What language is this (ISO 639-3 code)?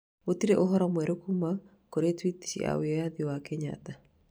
kik